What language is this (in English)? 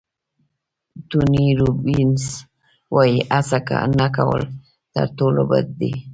Pashto